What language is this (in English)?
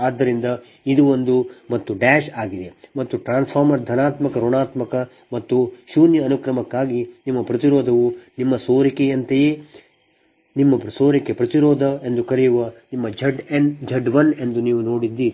Kannada